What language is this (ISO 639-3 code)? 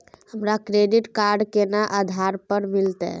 mai